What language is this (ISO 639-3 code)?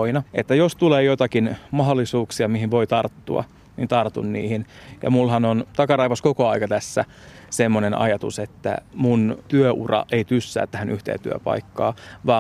fin